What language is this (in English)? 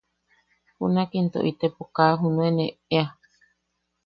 Yaqui